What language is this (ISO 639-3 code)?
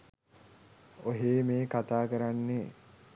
sin